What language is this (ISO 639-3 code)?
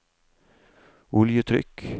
nor